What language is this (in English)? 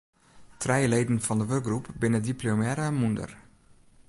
Western Frisian